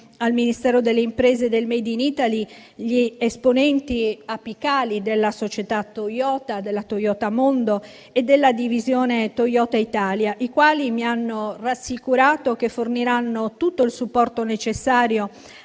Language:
Italian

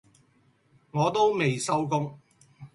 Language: Cantonese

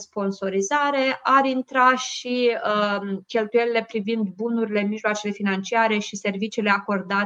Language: Romanian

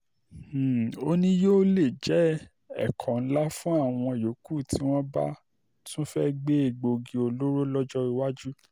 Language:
Yoruba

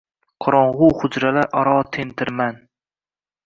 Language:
Uzbek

